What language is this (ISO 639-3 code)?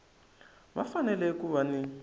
tso